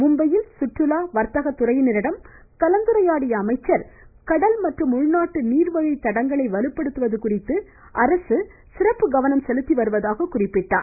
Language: Tamil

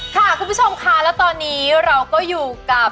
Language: Thai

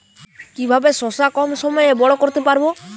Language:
Bangla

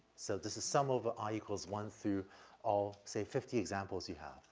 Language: English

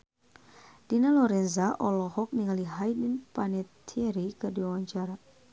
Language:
Sundanese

